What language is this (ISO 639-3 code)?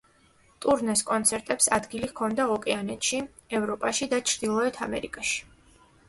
kat